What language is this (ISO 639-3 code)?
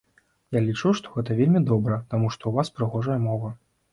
bel